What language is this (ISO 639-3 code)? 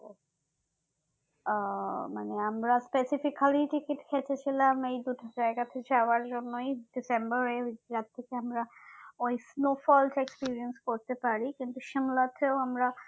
ben